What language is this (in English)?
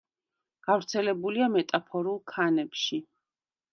Georgian